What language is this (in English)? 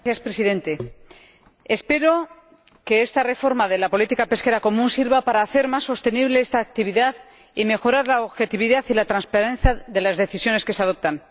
Spanish